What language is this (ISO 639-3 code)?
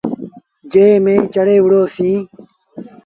sbn